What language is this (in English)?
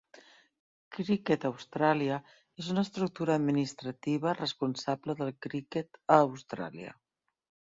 Catalan